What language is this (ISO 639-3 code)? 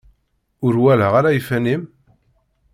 kab